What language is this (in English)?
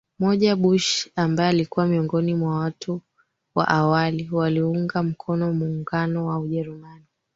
Swahili